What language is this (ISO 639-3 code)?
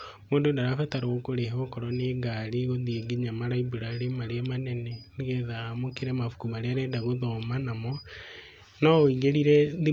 kik